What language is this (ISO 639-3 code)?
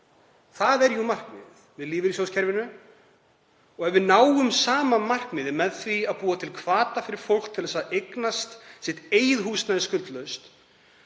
isl